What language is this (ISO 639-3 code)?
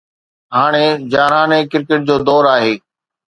snd